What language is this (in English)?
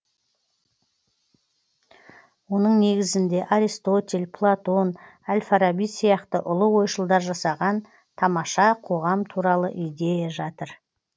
Kazakh